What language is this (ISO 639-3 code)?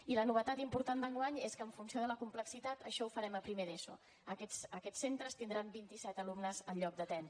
cat